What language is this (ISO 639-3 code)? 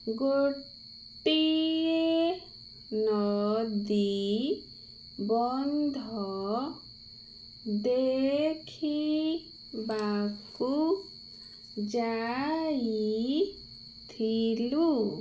ori